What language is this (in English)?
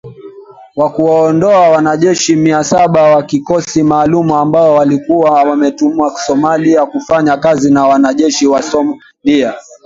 Swahili